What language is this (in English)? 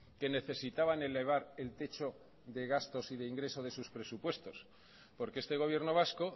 Spanish